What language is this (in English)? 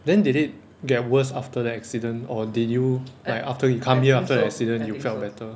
English